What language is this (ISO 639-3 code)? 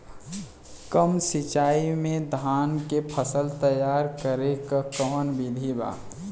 bho